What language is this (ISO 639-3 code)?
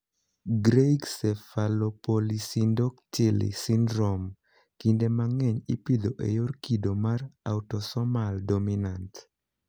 luo